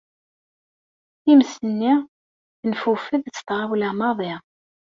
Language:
Kabyle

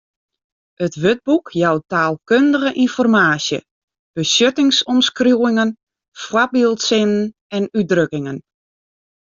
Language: Western Frisian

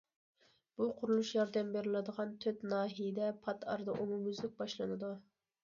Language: Uyghur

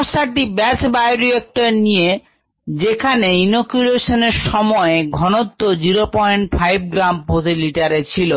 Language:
Bangla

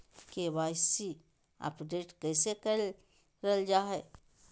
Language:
Magahi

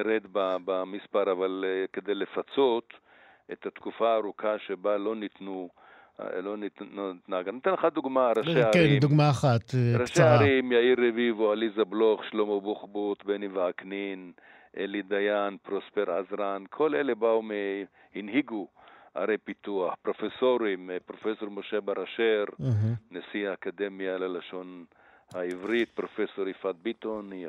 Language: Hebrew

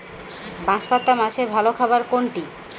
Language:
Bangla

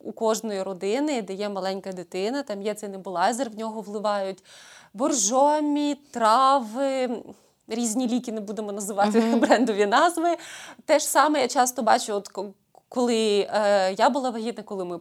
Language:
Ukrainian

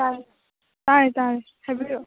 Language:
Manipuri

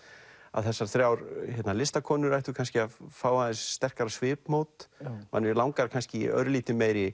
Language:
Icelandic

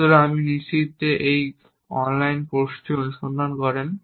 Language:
Bangla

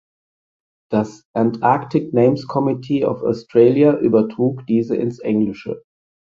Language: German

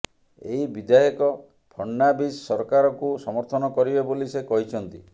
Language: Odia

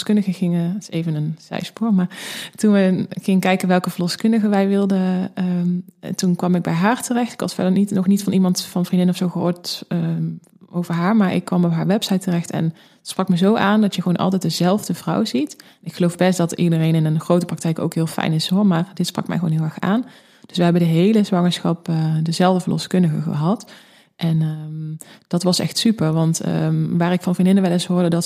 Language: Dutch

